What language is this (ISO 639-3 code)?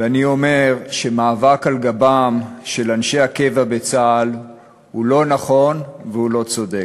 heb